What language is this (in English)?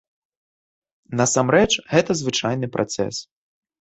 Belarusian